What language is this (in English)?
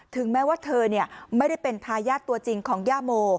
Thai